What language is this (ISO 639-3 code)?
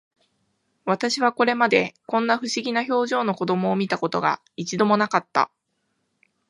jpn